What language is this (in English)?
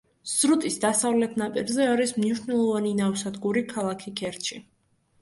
Georgian